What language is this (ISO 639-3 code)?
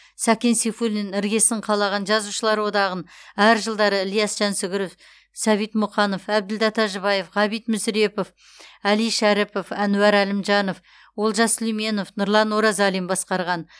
kaz